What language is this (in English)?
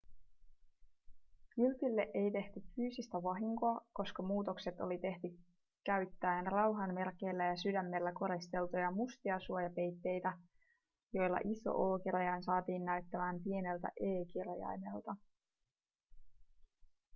Finnish